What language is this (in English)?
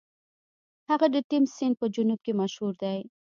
Pashto